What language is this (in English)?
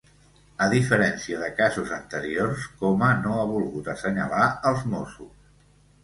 Catalan